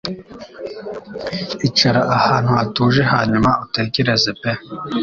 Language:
Kinyarwanda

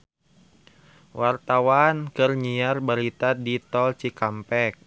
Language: Sundanese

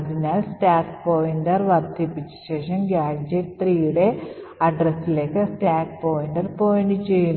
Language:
Malayalam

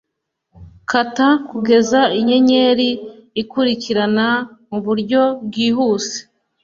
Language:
Kinyarwanda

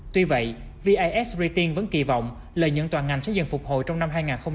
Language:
Vietnamese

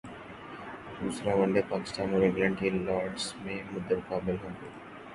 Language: Urdu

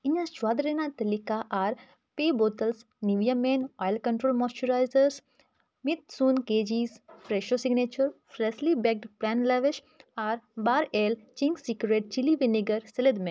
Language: Santali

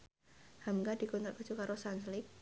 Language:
Javanese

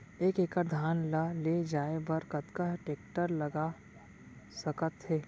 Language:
Chhattisgarhi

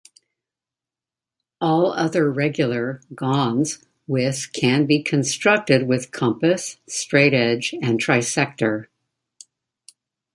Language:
English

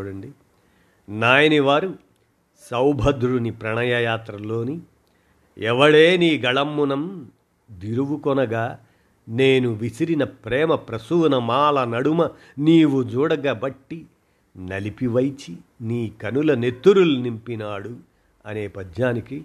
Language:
Telugu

